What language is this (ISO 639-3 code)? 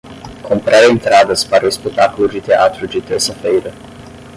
por